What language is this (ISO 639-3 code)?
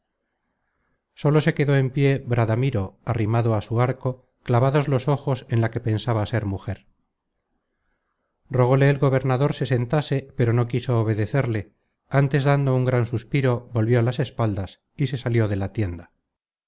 spa